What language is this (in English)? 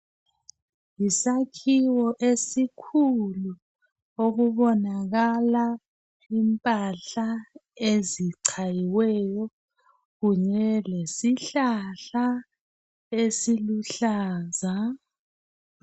North Ndebele